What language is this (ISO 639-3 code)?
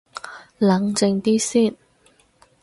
yue